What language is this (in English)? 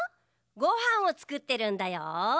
Japanese